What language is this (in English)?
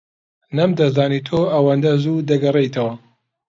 Central Kurdish